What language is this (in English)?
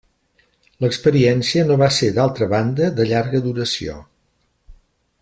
Catalan